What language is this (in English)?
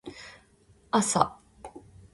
Japanese